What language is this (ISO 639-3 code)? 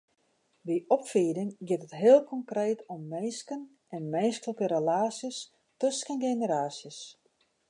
fry